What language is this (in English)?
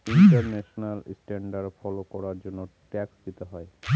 Bangla